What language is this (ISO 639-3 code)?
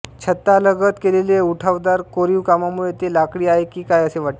mar